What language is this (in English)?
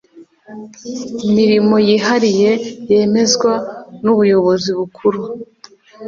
Kinyarwanda